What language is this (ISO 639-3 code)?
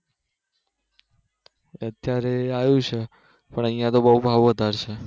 guj